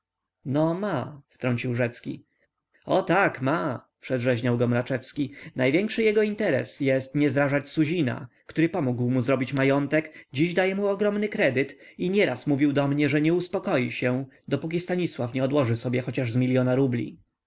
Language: Polish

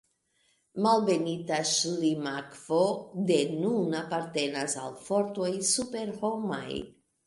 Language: Esperanto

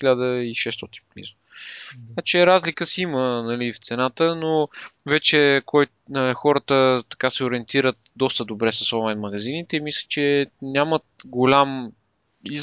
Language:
Bulgarian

